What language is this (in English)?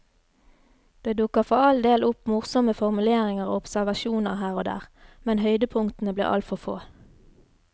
Norwegian